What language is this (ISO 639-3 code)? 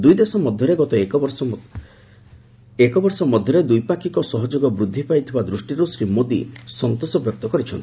ori